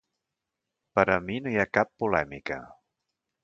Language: Catalan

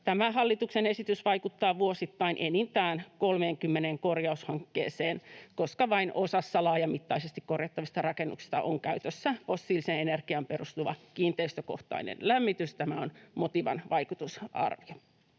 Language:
Finnish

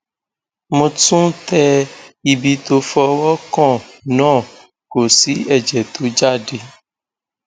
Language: Yoruba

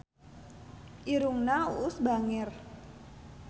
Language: Sundanese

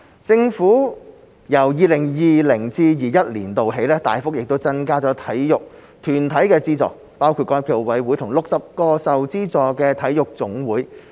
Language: Cantonese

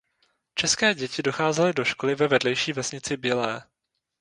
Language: Czech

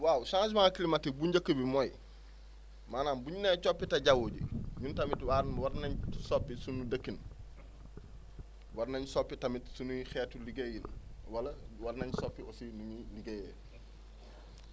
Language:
Wolof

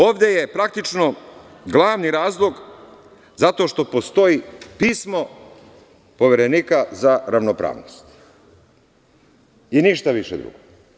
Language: Serbian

